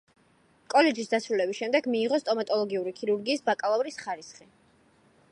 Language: Georgian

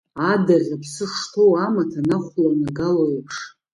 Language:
Abkhazian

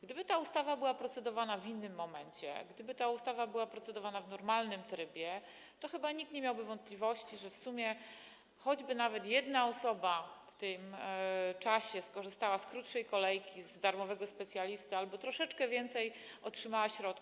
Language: Polish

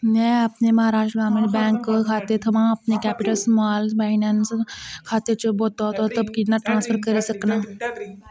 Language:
Dogri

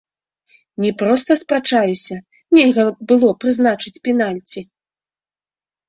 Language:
Belarusian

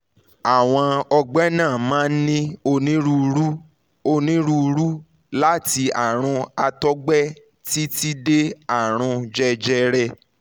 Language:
Yoruba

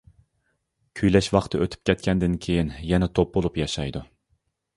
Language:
Uyghur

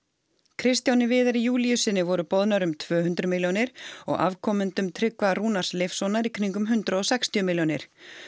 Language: Icelandic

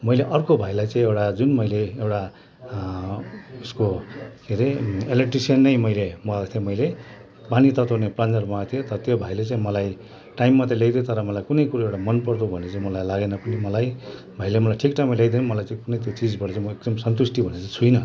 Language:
Nepali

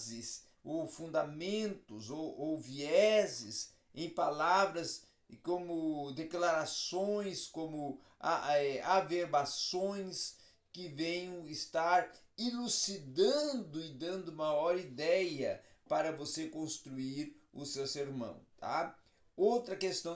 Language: Portuguese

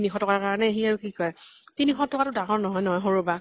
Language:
Assamese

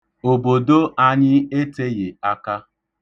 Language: Igbo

